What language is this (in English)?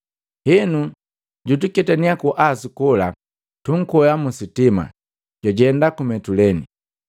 Matengo